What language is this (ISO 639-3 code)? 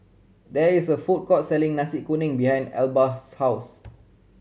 eng